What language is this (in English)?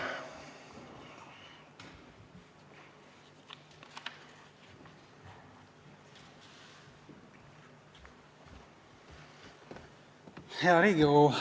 Estonian